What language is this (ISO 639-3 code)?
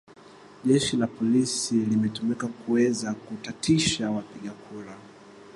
swa